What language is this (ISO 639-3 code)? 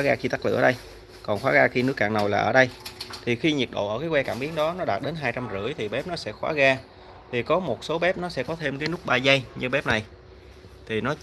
vie